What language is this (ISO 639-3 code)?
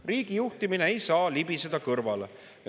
est